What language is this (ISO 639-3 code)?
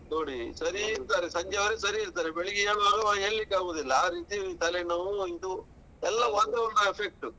kan